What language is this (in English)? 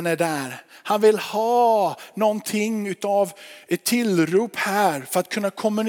Swedish